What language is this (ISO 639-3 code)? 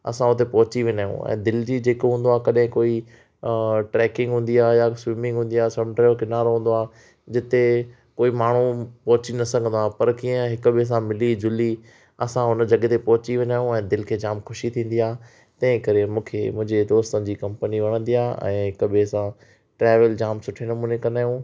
snd